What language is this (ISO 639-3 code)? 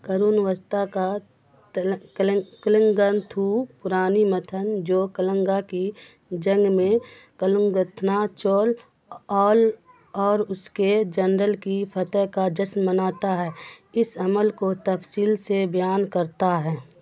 urd